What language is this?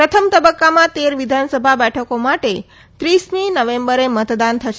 Gujarati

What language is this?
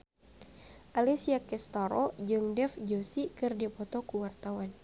Sundanese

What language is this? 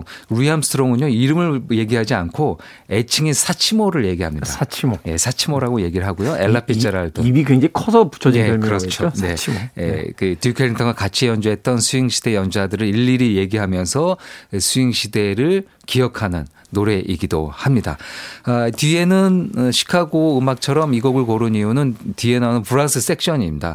Korean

